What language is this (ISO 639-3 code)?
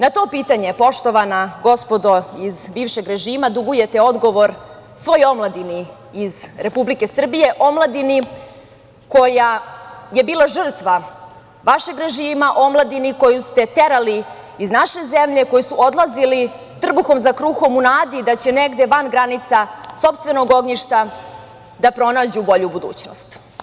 srp